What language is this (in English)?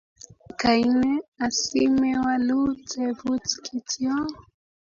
Kalenjin